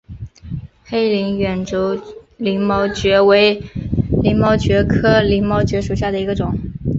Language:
Chinese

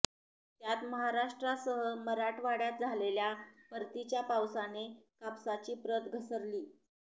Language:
Marathi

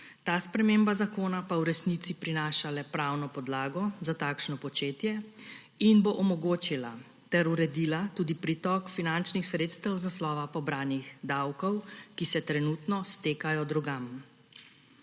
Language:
Slovenian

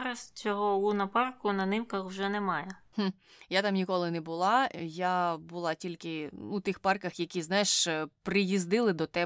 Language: Ukrainian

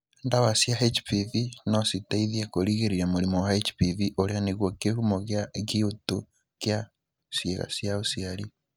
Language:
Kikuyu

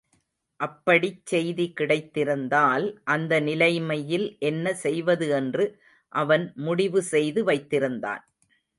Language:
Tamil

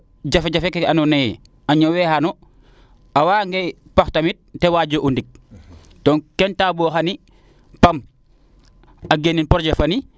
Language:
Serer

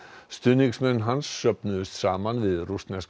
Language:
Icelandic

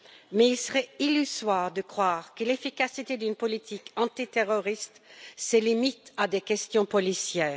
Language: French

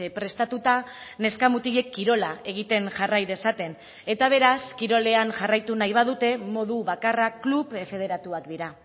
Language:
Basque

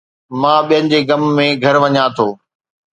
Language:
Sindhi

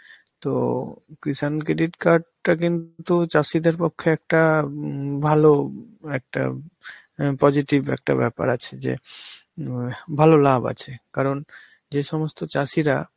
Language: Bangla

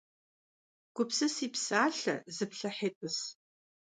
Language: Kabardian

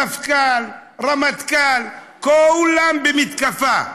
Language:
Hebrew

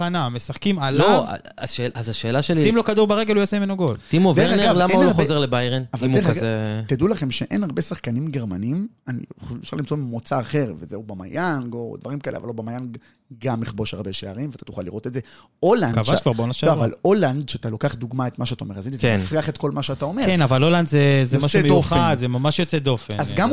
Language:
Hebrew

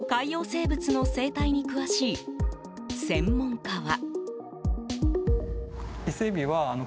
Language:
Japanese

